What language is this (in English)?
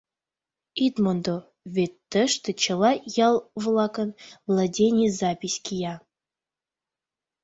Mari